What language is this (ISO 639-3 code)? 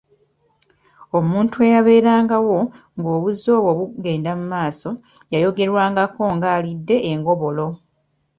lug